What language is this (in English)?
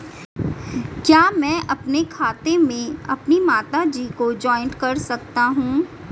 Hindi